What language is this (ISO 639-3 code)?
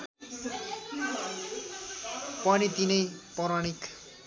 nep